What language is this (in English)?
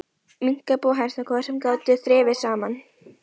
Icelandic